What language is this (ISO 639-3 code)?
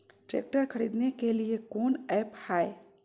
mag